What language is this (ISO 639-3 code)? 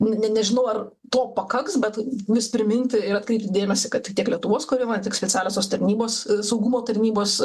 lit